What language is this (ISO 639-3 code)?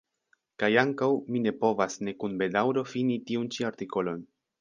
epo